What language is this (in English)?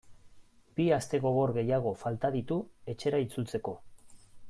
Basque